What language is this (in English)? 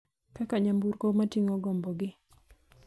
Luo (Kenya and Tanzania)